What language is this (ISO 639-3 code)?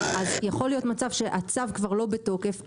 heb